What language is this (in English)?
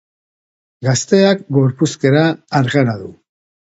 Basque